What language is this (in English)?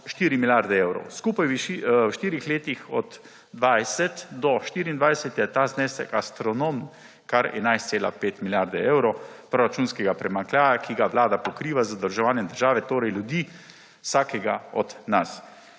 Slovenian